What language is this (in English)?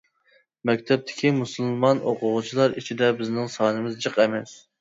Uyghur